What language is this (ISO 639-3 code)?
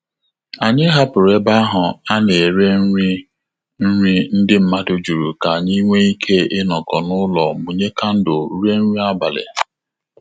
ibo